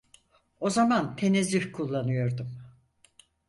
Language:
Turkish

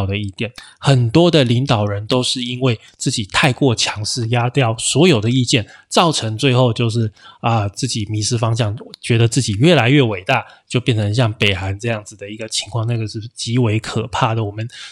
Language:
Chinese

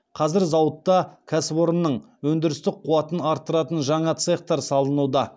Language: Kazakh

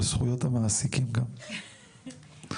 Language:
Hebrew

